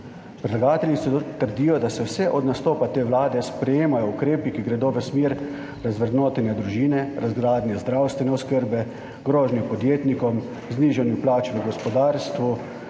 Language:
Slovenian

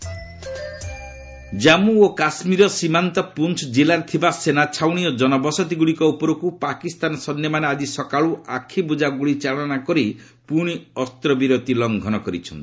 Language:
Odia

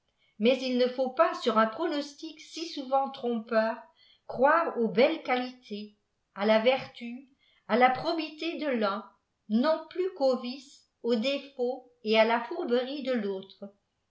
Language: French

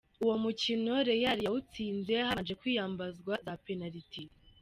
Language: Kinyarwanda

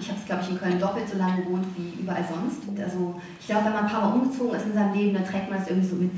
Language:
German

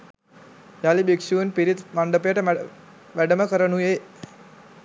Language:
Sinhala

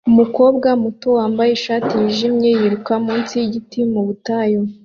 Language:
Kinyarwanda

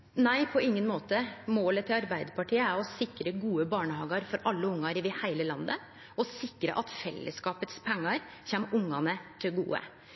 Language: Norwegian Nynorsk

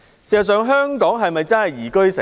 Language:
Cantonese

